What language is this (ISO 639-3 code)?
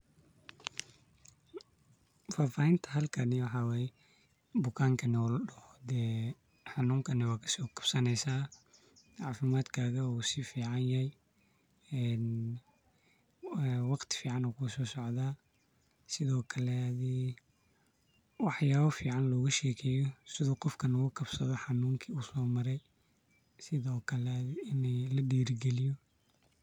som